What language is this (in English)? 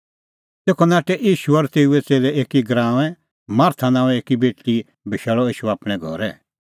Kullu Pahari